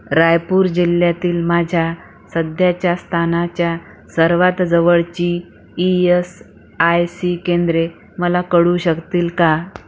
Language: Marathi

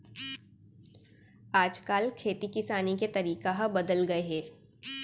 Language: Chhattisgarhi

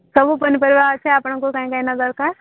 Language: Odia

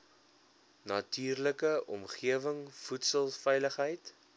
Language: Afrikaans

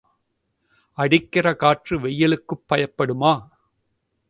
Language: Tamil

